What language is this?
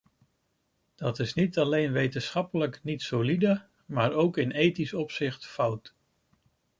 Dutch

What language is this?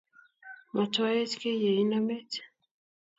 Kalenjin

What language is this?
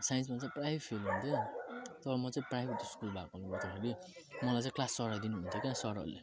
Nepali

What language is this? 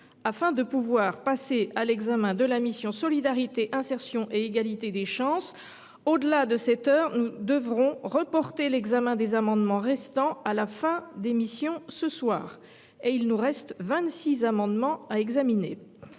French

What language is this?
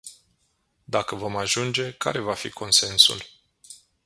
Romanian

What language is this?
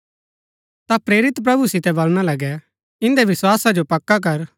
Gaddi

